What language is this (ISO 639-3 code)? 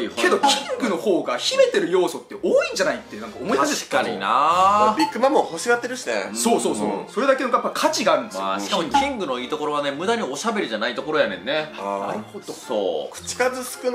jpn